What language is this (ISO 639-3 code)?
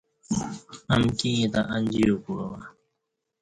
bsh